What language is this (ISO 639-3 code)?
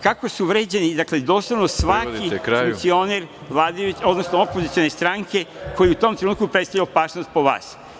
srp